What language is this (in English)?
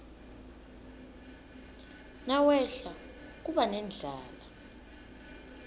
Swati